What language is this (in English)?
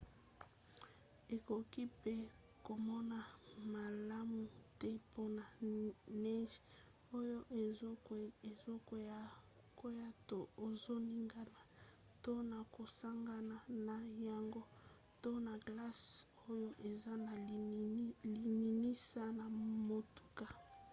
Lingala